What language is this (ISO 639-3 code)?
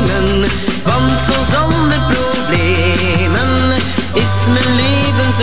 nld